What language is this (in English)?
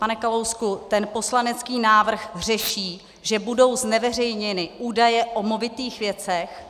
Czech